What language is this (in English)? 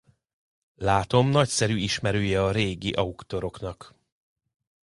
Hungarian